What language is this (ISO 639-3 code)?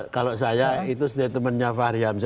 ind